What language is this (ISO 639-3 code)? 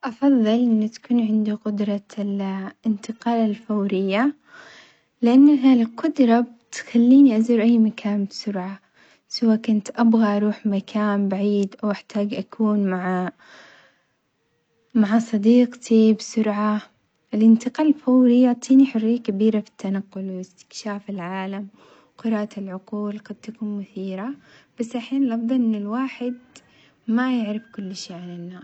acx